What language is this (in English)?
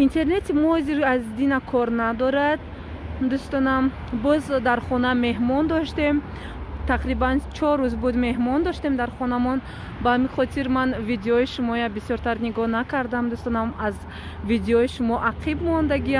Romanian